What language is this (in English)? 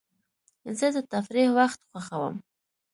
Pashto